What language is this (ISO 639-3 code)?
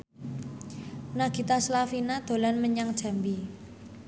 jav